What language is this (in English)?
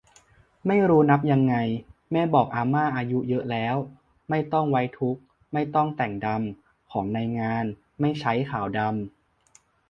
Thai